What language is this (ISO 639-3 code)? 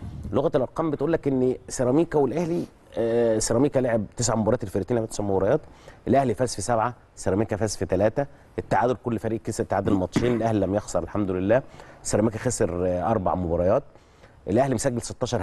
ara